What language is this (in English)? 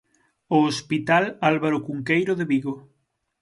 Galician